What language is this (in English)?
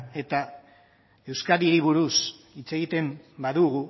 Basque